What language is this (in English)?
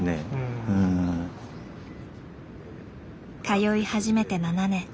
Japanese